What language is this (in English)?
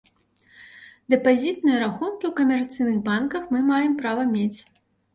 Belarusian